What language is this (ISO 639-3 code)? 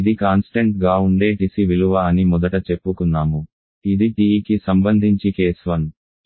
tel